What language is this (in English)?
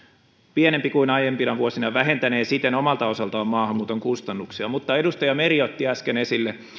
Finnish